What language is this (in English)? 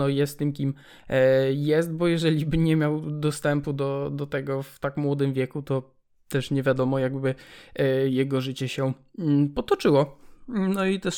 Polish